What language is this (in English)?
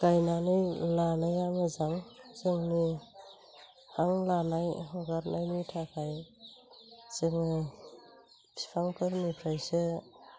Bodo